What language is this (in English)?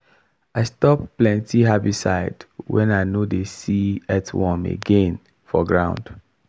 Nigerian Pidgin